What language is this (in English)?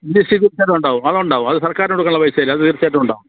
Malayalam